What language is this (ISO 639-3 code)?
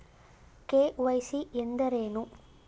kan